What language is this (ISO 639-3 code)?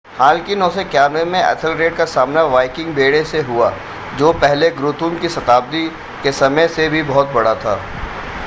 hin